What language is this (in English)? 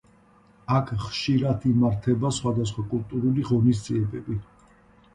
Georgian